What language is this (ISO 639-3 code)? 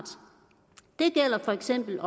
dan